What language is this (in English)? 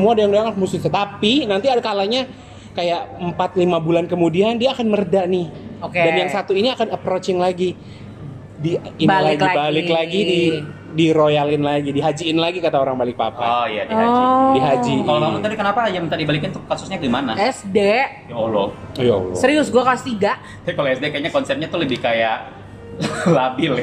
Indonesian